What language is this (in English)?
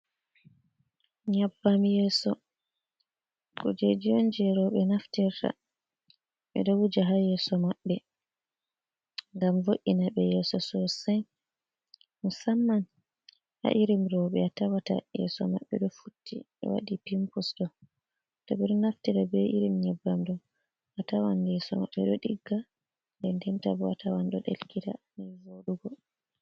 Fula